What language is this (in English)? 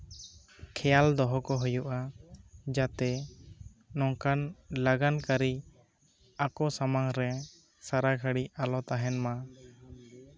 Santali